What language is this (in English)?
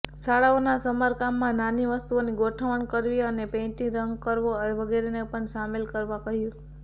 Gujarati